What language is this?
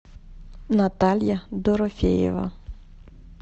Russian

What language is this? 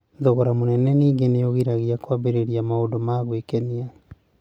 Kikuyu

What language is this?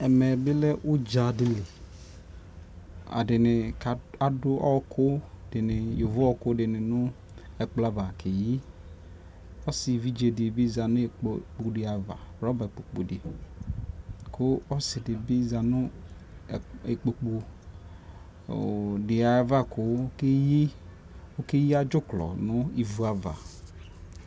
Ikposo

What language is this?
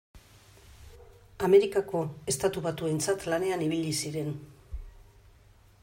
Basque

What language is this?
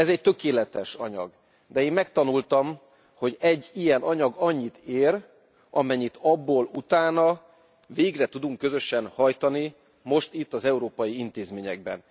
Hungarian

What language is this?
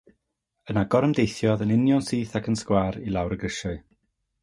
Welsh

